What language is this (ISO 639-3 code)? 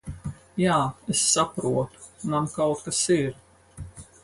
lav